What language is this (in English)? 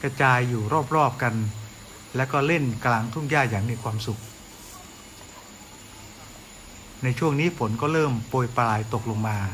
Thai